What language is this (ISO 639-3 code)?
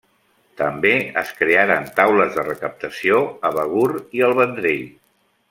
cat